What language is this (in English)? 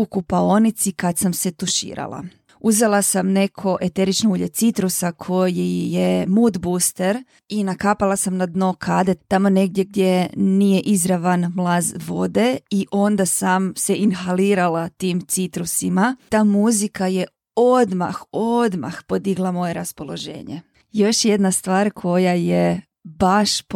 Croatian